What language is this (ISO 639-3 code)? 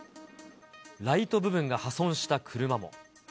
jpn